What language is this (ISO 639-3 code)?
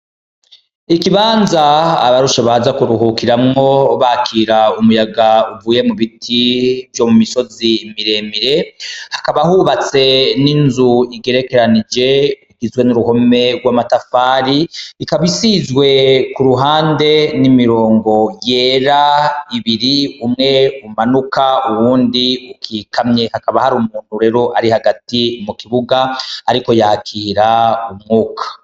run